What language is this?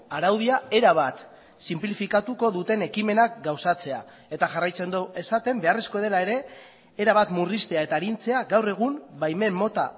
Basque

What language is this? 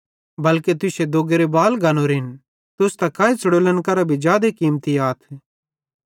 Bhadrawahi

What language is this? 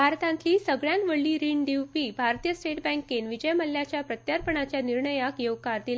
Konkani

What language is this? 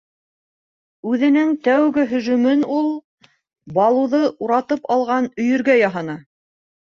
Bashkir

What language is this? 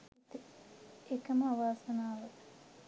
Sinhala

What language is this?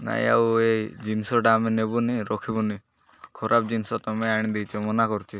Odia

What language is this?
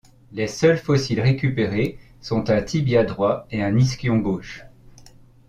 French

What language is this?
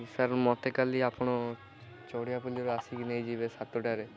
Odia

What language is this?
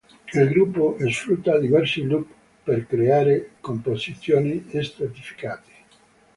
Italian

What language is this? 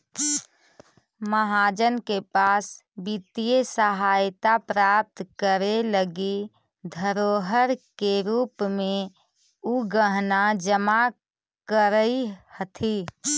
Magahi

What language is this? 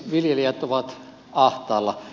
Finnish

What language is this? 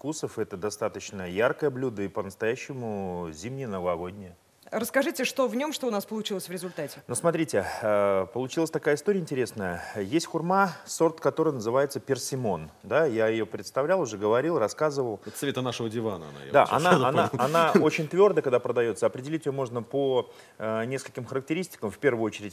Russian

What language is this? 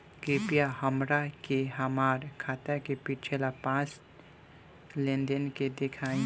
Bhojpuri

